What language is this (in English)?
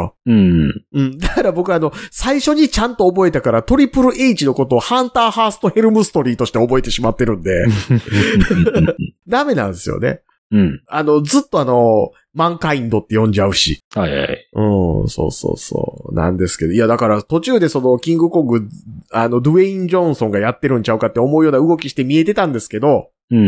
Japanese